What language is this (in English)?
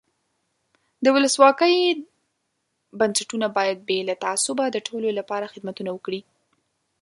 Pashto